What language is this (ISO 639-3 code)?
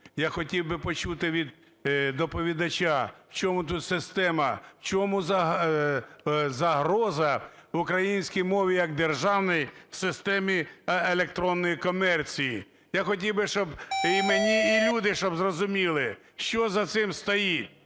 ukr